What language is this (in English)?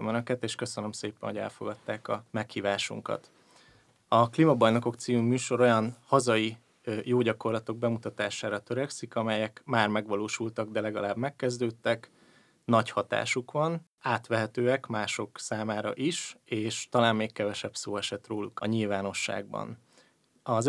Hungarian